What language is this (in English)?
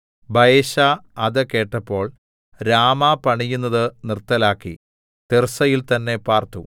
Malayalam